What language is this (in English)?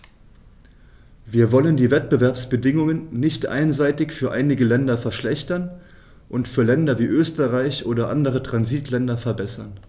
German